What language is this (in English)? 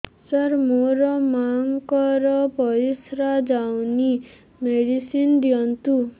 Odia